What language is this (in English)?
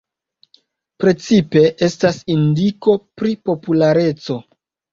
Esperanto